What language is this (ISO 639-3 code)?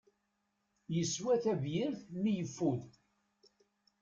kab